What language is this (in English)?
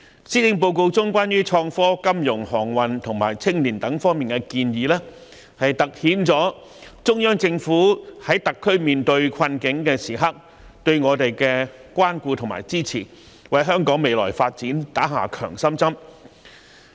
Cantonese